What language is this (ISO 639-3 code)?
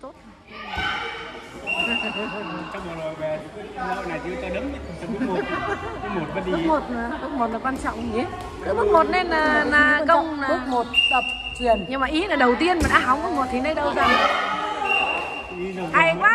vie